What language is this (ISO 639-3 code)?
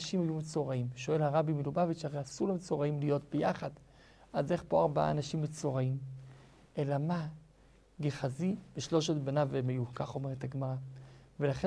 heb